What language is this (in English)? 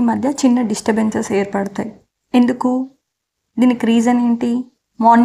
Telugu